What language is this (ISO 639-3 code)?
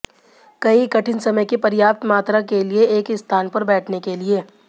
hin